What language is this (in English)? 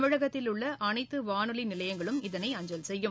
Tamil